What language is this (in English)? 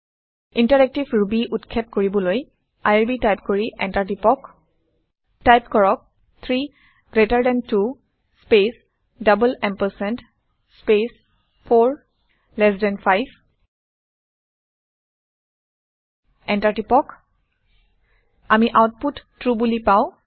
Assamese